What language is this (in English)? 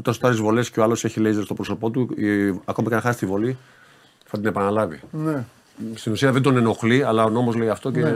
Greek